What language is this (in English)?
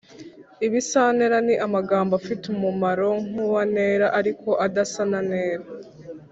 Kinyarwanda